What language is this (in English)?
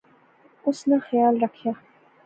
Pahari-Potwari